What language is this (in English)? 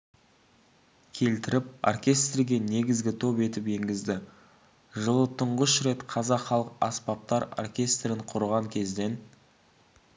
Kazakh